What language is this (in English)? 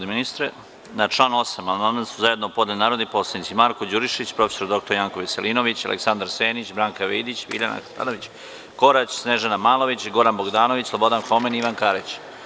Serbian